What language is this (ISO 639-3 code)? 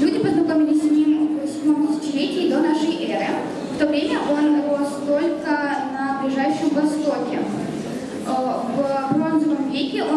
rus